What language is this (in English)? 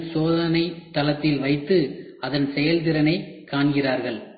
Tamil